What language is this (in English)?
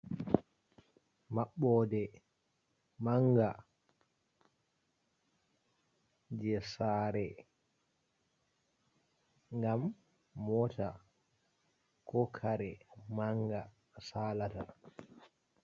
Fula